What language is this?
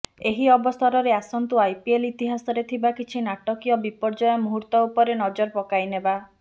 Odia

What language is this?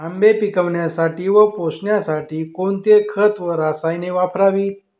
Marathi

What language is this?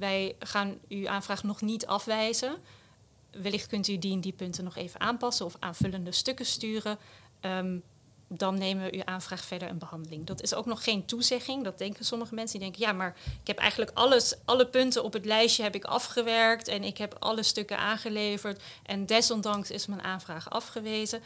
Dutch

